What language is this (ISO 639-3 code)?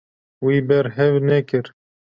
kur